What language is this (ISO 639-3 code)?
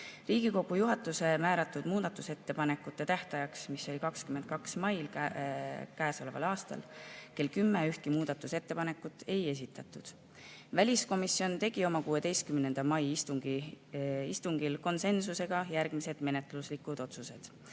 est